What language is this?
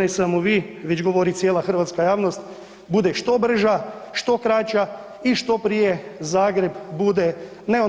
Croatian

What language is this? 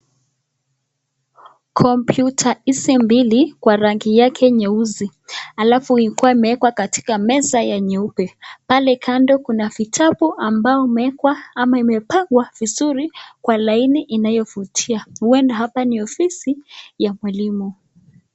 Swahili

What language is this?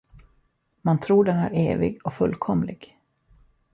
Swedish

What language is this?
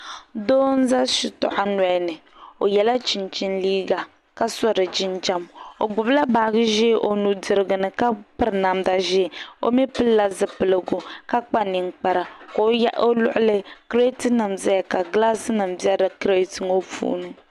Dagbani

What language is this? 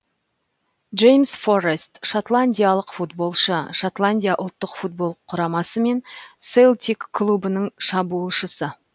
Kazakh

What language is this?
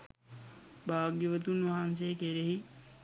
Sinhala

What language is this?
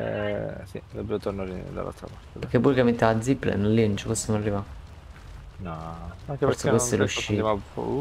Italian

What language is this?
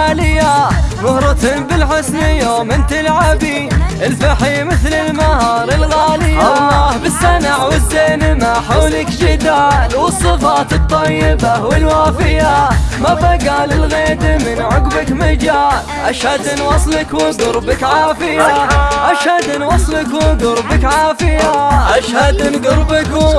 Arabic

